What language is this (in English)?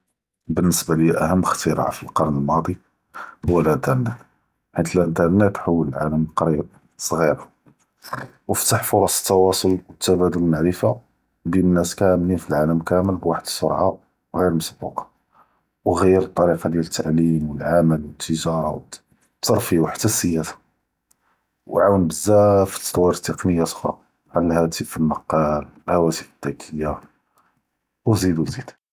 Judeo-Arabic